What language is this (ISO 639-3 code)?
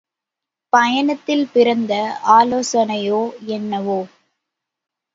tam